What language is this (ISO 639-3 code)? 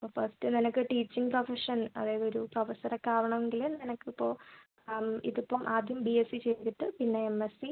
mal